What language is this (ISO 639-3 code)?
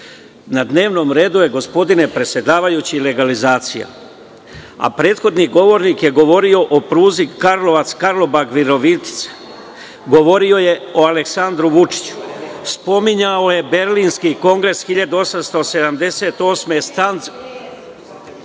srp